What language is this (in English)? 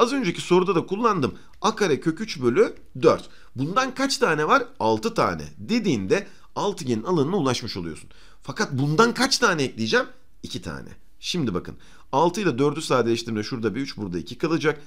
Turkish